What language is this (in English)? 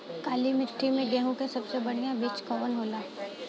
Bhojpuri